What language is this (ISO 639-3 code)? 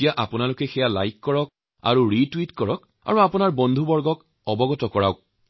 asm